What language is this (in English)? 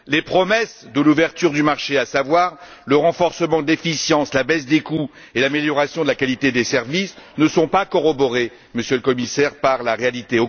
French